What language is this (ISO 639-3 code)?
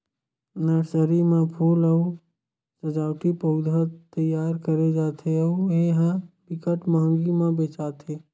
hne